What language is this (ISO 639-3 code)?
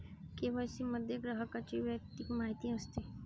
mar